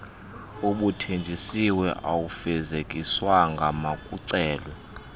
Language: Xhosa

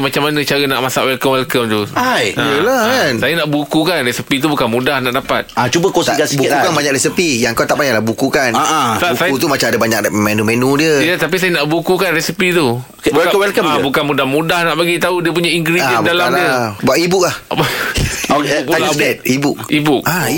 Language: Malay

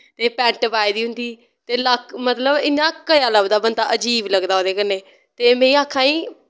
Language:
Dogri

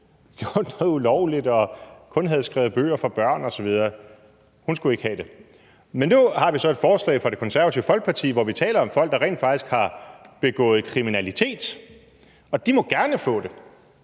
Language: Danish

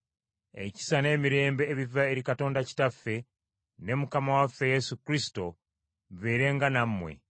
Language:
Ganda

